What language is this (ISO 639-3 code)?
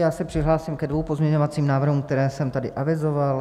ces